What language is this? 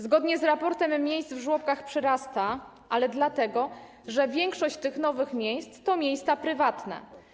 Polish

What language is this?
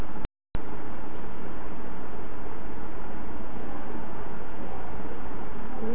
Magahi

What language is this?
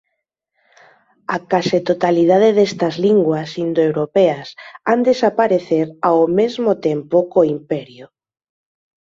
Galician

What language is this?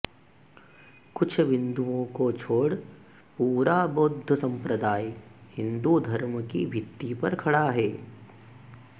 Sanskrit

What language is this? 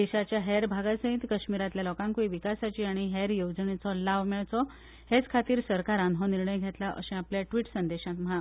Konkani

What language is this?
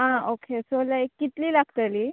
Konkani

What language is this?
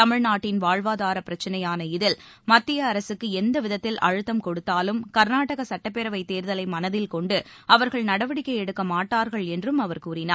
Tamil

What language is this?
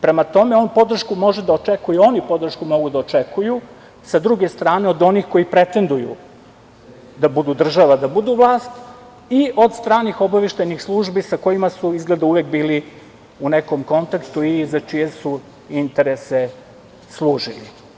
Serbian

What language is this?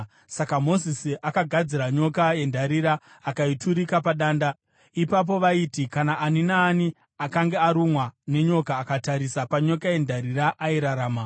Shona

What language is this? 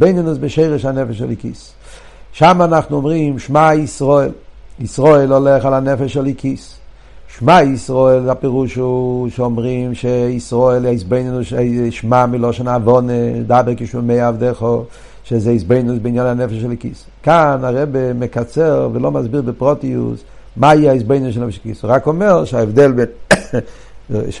Hebrew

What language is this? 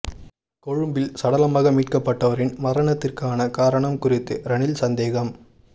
Tamil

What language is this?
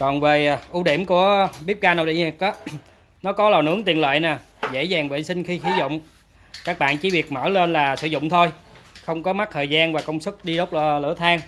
Vietnamese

